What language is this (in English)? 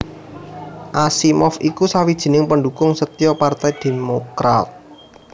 Javanese